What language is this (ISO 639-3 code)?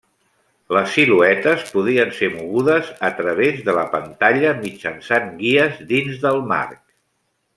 cat